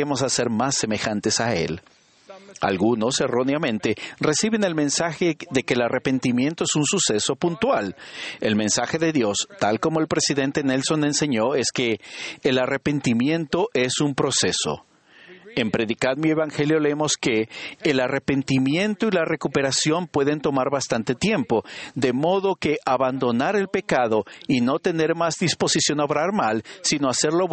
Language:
Spanish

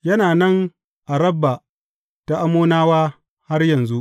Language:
Hausa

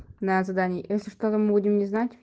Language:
Russian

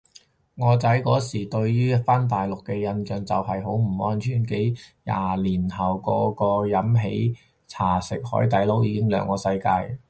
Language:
Cantonese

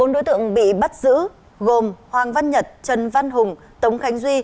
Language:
Vietnamese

